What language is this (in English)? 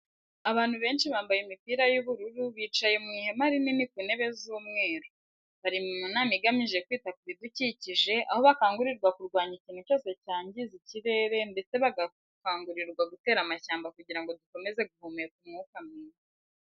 Kinyarwanda